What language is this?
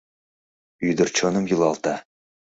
Mari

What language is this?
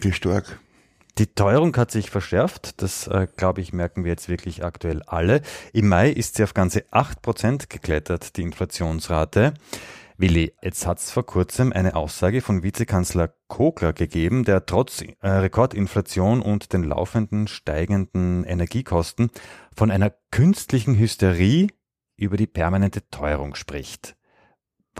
German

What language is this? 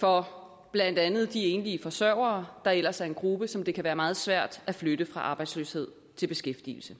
Danish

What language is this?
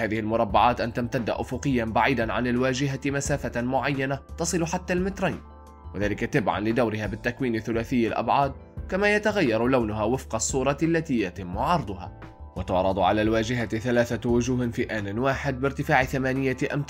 Arabic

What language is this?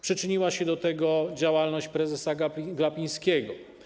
Polish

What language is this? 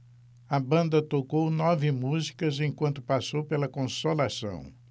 Portuguese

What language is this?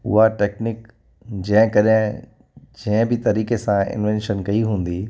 Sindhi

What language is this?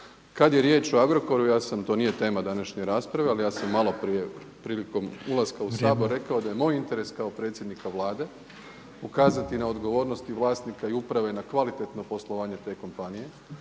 Croatian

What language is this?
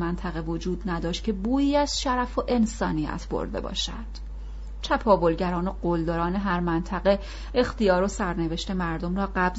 Persian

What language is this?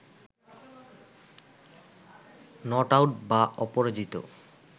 Bangla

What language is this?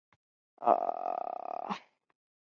Chinese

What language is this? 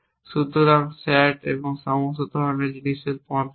Bangla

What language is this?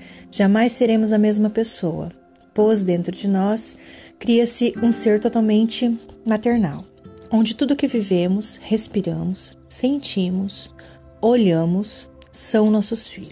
Portuguese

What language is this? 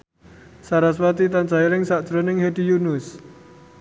Javanese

